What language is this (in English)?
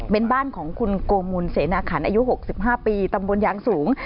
Thai